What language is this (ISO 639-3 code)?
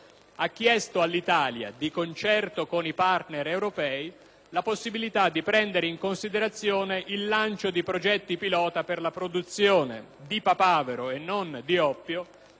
ita